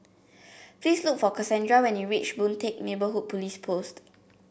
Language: English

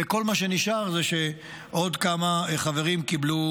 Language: Hebrew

